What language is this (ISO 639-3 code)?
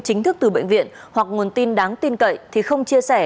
vie